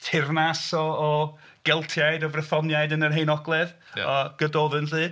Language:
Welsh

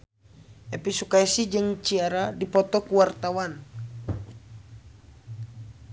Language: Sundanese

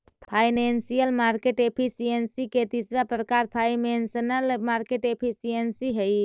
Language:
Magahi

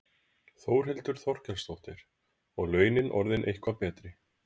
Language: Icelandic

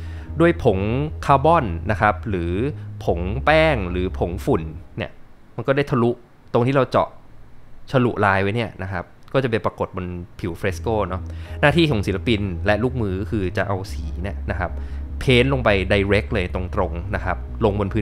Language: Thai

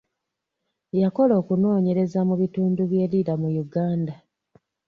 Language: Ganda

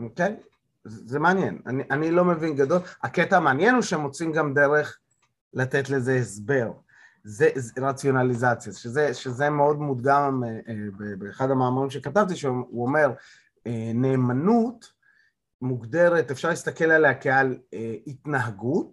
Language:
Hebrew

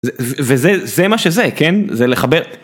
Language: Hebrew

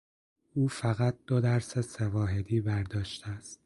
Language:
Persian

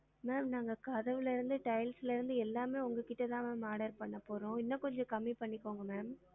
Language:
Tamil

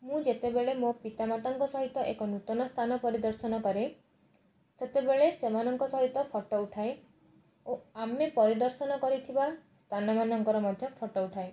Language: Odia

